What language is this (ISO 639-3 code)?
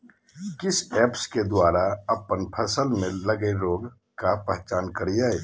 mag